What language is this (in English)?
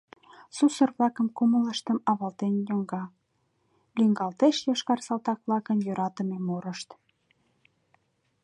Mari